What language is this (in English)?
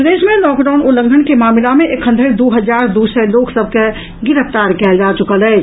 Maithili